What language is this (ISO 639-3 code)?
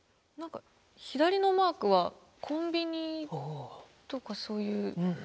jpn